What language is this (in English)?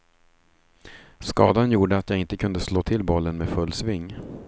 Swedish